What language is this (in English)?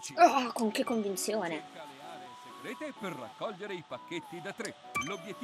Italian